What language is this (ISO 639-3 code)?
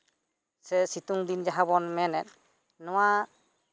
sat